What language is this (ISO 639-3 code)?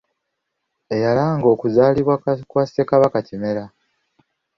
lug